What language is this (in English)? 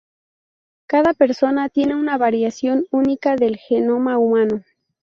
Spanish